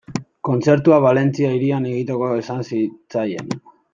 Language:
Basque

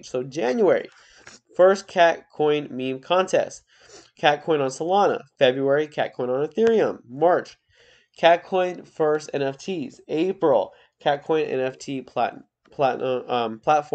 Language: English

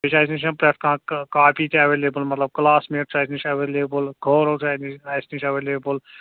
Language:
Kashmiri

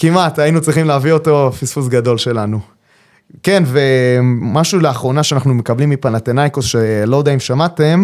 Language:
Hebrew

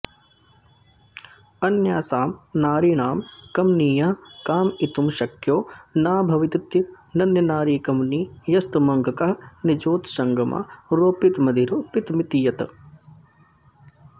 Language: Sanskrit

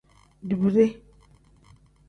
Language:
Tem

